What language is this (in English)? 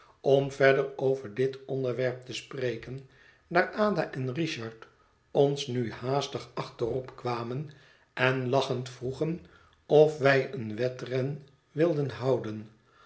Dutch